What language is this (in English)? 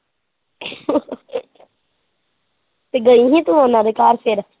Punjabi